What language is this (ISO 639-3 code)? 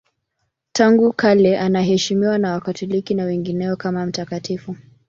swa